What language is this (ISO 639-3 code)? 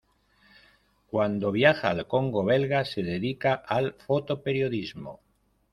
spa